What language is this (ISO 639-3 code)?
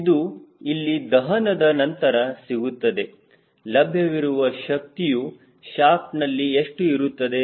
kan